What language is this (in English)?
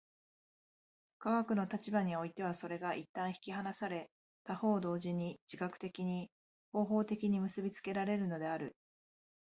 Japanese